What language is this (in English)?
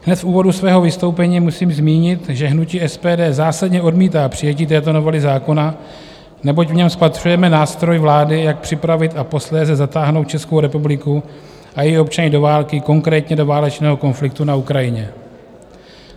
Czech